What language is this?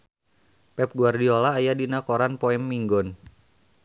Sundanese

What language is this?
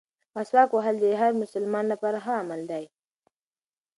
Pashto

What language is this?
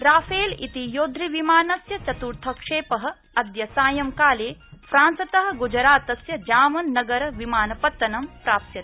Sanskrit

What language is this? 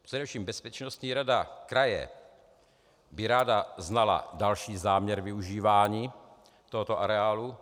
Czech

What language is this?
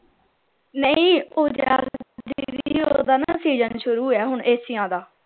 Punjabi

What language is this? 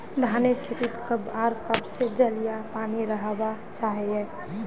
Magahi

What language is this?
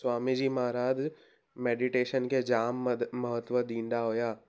Sindhi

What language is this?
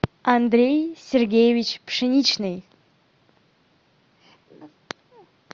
Russian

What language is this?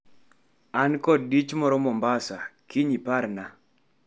Luo (Kenya and Tanzania)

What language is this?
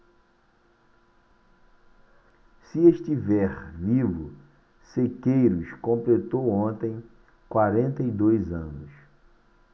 Portuguese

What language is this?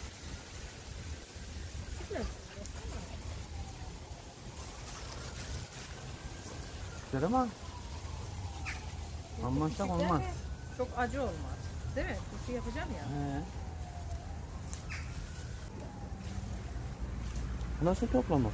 Turkish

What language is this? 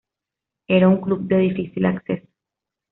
Spanish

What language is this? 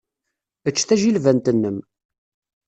Kabyle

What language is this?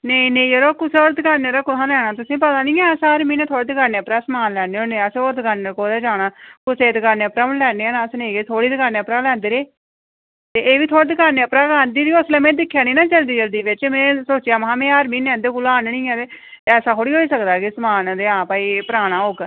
Dogri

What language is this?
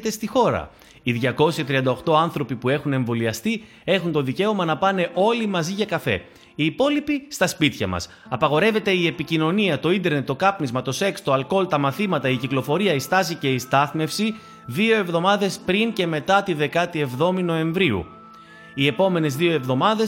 Greek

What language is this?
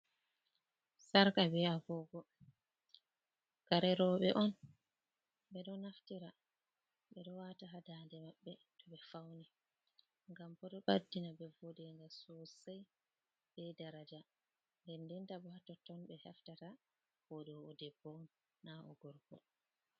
Fula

